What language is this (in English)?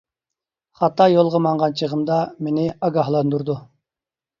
Uyghur